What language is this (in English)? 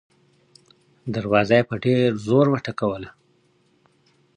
Pashto